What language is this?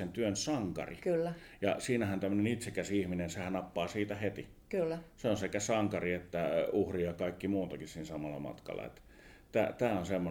Finnish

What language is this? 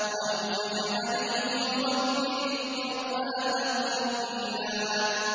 Arabic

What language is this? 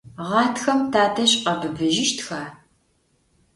Adyghe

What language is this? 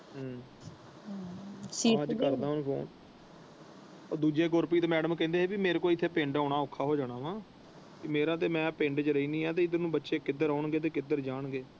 Punjabi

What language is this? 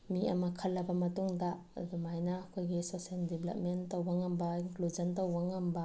Manipuri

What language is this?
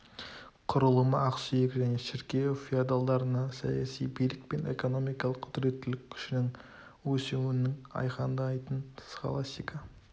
Kazakh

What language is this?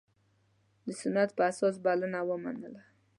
Pashto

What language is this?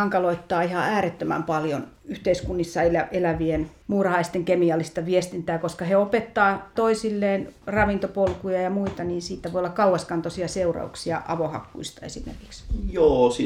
Finnish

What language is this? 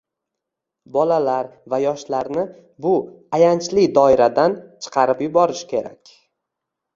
Uzbek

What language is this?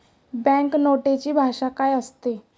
Marathi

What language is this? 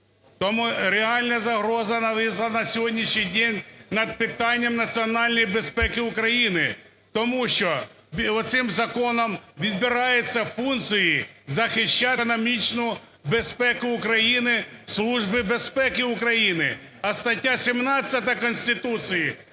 Ukrainian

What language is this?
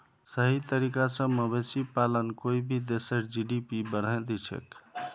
Magahi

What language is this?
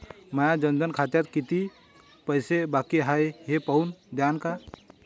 Marathi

